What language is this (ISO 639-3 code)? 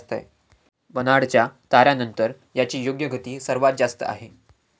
mar